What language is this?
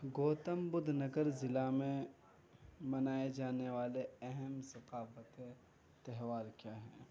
Urdu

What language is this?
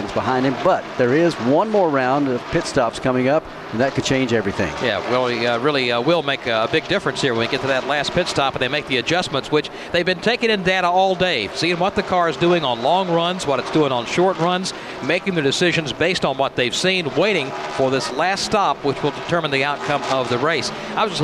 English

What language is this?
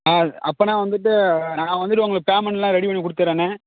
Tamil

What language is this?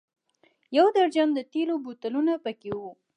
Pashto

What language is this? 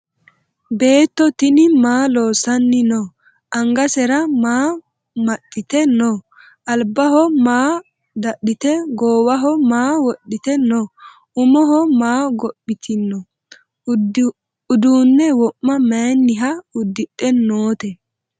Sidamo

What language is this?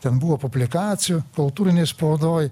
Lithuanian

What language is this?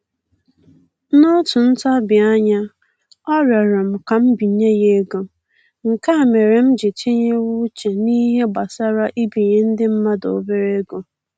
Igbo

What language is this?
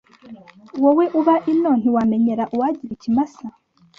Kinyarwanda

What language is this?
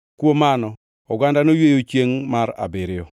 Luo (Kenya and Tanzania)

